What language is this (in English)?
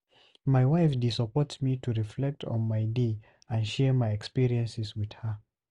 Nigerian Pidgin